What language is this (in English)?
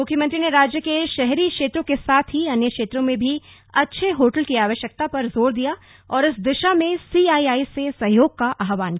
Hindi